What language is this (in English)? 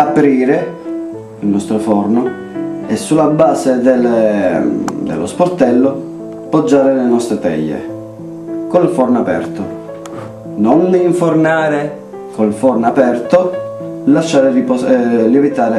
Italian